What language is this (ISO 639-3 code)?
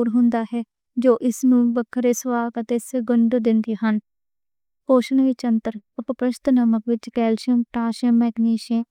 lah